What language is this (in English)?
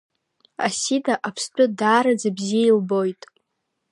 Abkhazian